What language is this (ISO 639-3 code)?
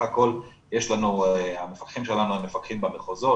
heb